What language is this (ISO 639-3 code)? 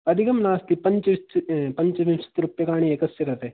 san